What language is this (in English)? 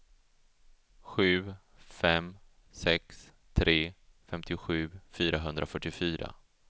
Swedish